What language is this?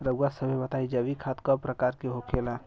Bhojpuri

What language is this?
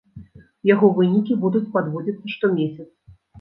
Belarusian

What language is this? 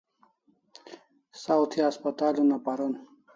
Kalasha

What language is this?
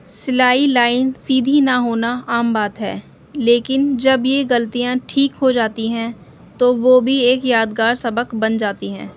Urdu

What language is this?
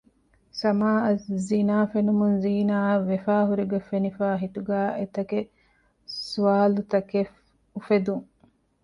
Divehi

